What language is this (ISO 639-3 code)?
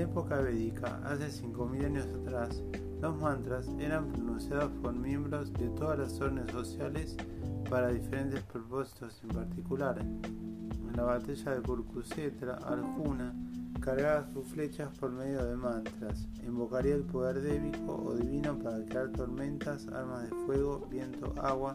spa